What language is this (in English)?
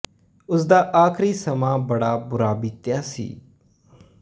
Punjabi